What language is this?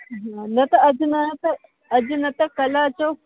Sindhi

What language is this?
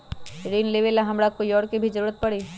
Magahi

